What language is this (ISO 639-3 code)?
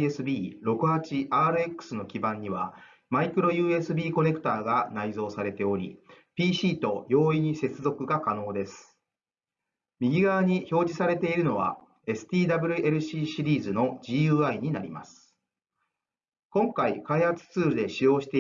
jpn